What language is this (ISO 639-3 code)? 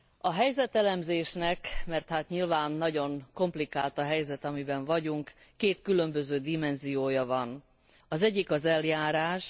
hun